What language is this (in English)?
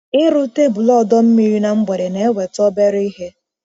Igbo